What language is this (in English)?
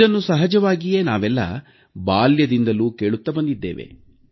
Kannada